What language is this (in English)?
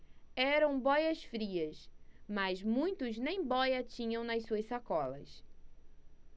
Portuguese